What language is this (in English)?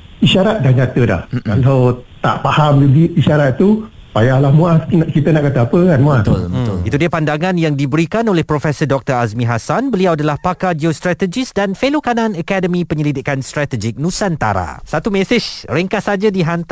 Malay